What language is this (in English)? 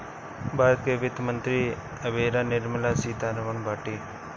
Bhojpuri